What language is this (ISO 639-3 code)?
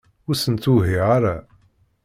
kab